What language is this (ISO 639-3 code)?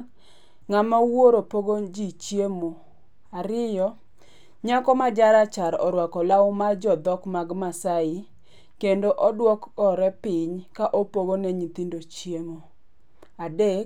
luo